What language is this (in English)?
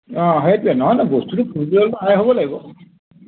Assamese